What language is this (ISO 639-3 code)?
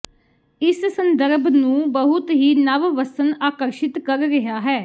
pan